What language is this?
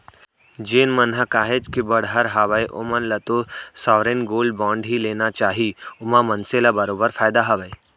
Chhattisgarhi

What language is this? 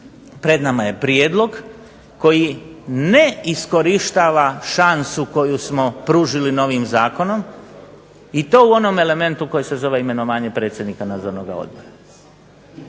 Croatian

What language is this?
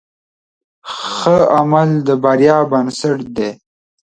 Pashto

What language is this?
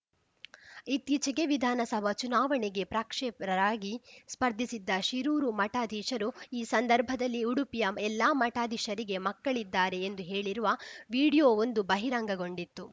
Kannada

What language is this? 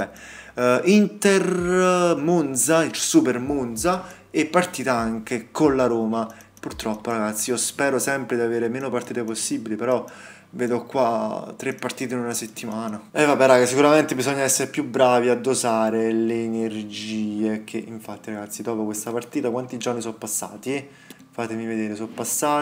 Italian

